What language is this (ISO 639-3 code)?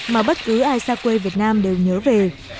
vie